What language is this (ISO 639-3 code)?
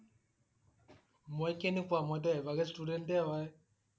asm